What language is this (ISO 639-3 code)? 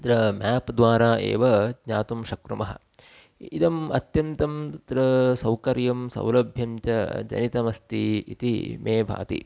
san